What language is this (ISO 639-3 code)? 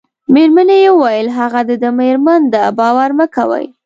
pus